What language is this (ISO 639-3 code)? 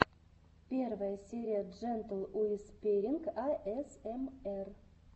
rus